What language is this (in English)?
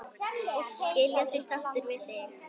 Icelandic